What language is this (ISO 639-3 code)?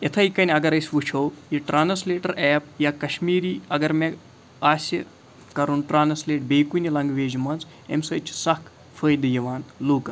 kas